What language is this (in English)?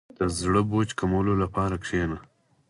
Pashto